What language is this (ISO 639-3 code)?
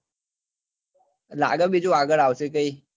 guj